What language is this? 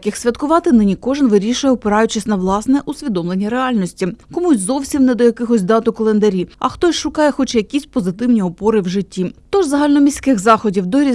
Ukrainian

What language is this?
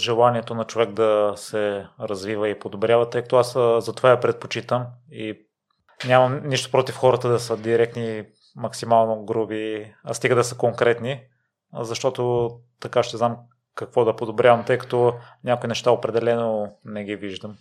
Bulgarian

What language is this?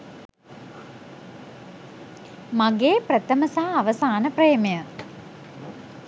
Sinhala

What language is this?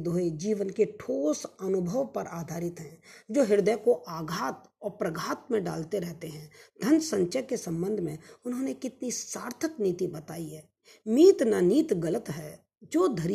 Hindi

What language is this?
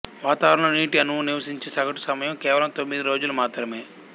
Telugu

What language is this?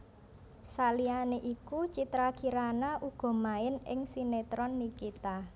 Javanese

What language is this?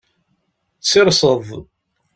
Kabyle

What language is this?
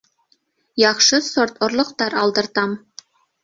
Bashkir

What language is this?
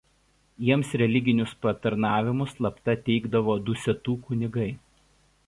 Lithuanian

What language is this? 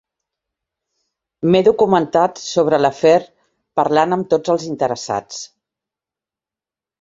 Catalan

